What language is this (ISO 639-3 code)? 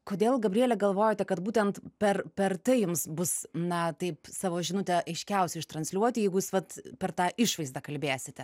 lit